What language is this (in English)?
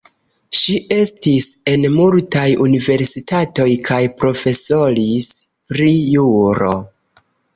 Esperanto